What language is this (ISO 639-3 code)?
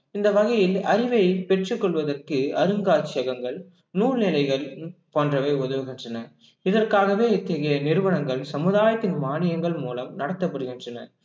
tam